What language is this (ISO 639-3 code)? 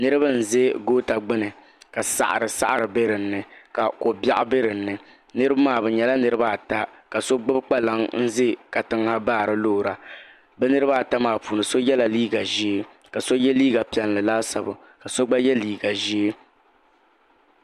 dag